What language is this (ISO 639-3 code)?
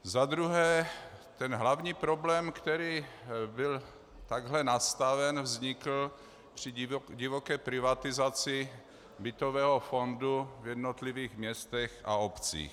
ces